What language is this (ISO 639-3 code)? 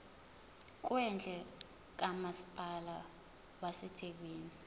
zul